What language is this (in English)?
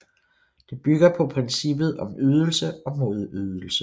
Danish